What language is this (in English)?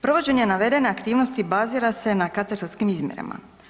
Croatian